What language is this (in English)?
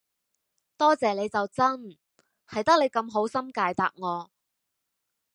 Cantonese